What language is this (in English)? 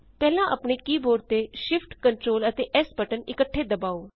Punjabi